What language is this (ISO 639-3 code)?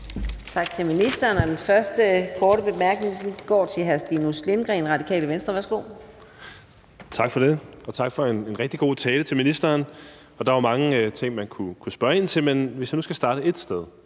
dan